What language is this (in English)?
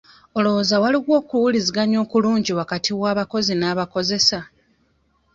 Ganda